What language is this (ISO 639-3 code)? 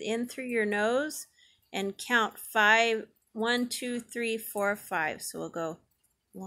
eng